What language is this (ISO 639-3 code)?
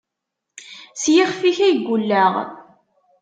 kab